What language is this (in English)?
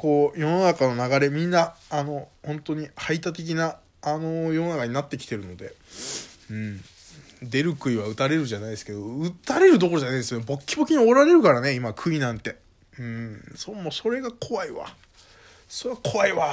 Japanese